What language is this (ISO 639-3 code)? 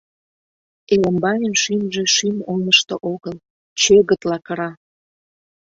chm